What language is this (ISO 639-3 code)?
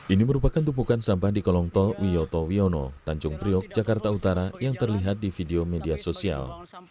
ind